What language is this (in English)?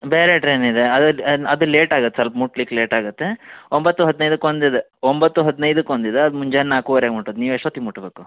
Kannada